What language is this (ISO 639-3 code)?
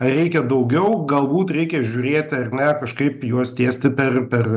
lit